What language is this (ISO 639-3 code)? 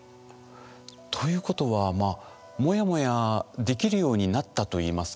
jpn